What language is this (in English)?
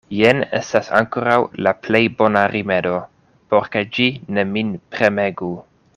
Esperanto